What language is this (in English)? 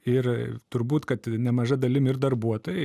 Lithuanian